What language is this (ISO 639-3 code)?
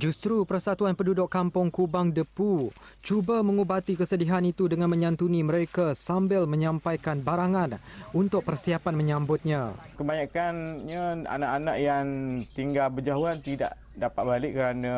msa